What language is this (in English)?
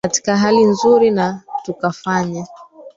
Swahili